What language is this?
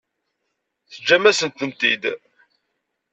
Kabyle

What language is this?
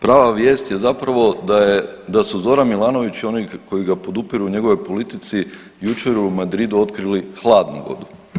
Croatian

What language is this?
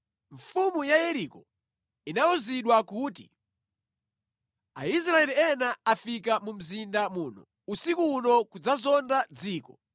Nyanja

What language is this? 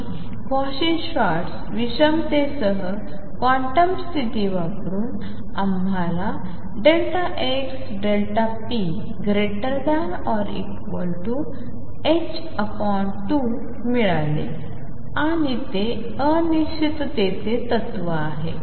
Marathi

